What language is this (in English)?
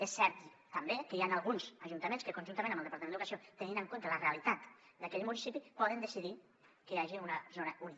Catalan